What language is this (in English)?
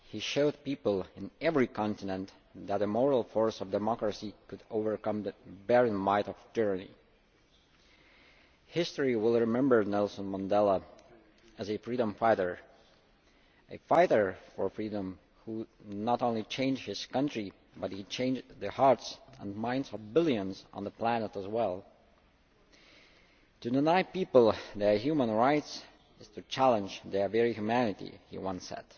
English